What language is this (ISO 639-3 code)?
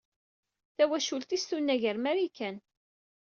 kab